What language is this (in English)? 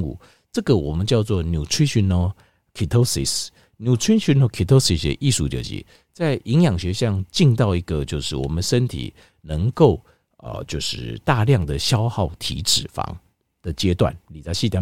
Chinese